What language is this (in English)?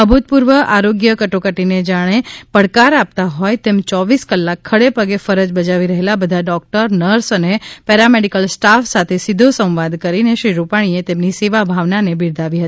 Gujarati